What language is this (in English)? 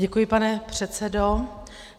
Czech